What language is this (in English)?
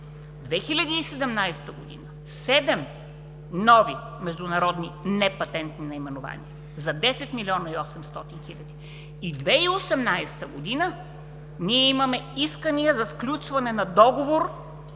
Bulgarian